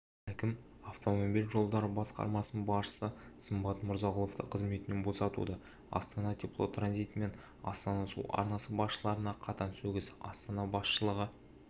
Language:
Kazakh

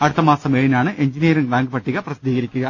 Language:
Malayalam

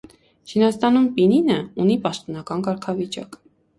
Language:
Armenian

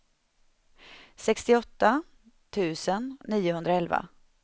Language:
Swedish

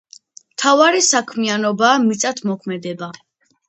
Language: Georgian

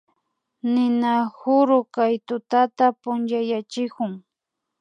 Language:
Imbabura Highland Quichua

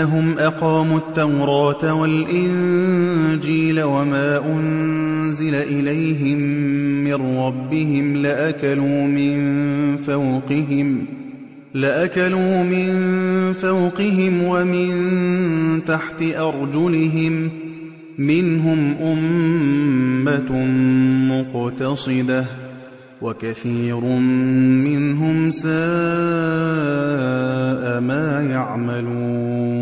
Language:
Arabic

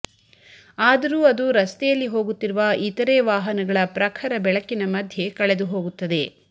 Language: Kannada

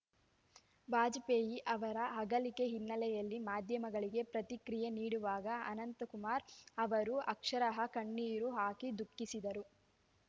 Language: Kannada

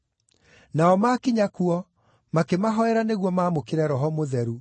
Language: Kikuyu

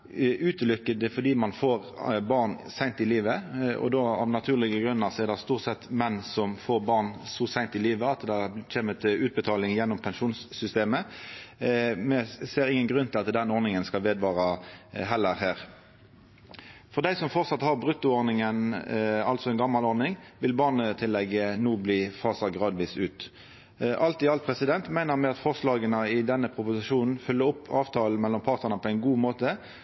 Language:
Norwegian Nynorsk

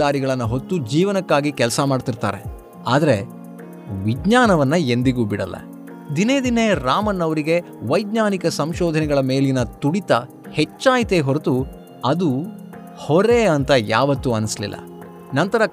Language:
Kannada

